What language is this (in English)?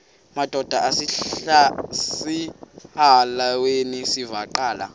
Xhosa